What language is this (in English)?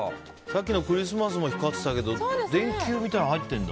Japanese